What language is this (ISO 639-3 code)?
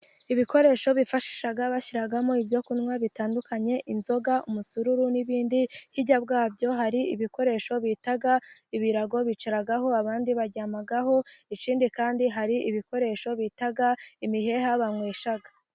kin